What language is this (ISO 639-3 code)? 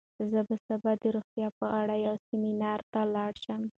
pus